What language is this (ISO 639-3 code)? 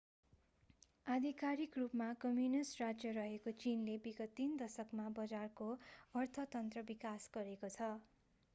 nep